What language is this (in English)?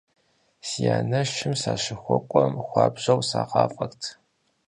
Kabardian